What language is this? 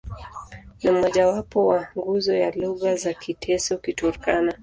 Swahili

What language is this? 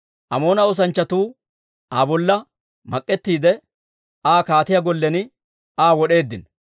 Dawro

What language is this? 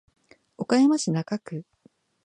Japanese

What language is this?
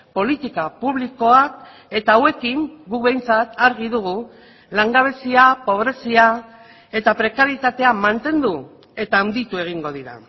Basque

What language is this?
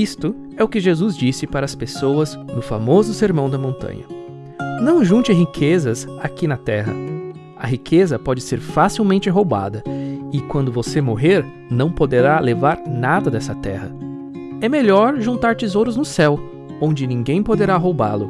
Portuguese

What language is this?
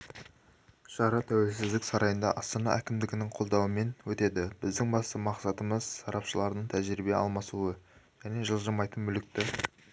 Kazakh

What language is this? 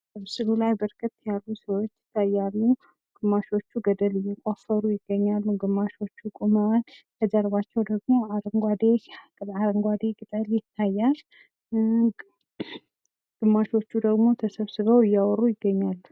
Amharic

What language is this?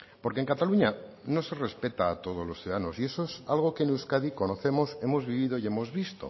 Spanish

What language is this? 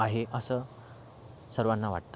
Marathi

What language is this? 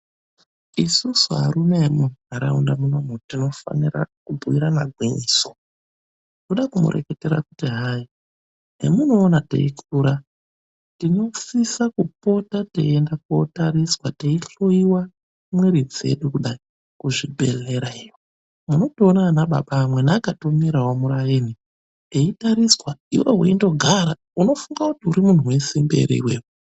Ndau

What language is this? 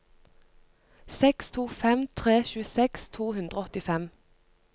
Norwegian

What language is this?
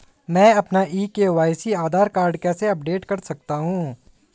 Hindi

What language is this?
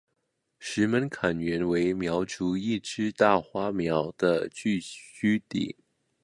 Chinese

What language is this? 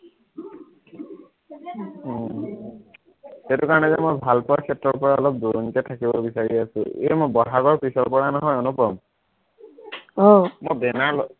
Assamese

